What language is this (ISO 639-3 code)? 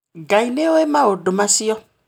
kik